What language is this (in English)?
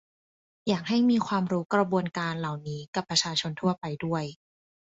Thai